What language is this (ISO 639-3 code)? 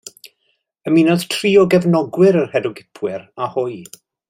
cym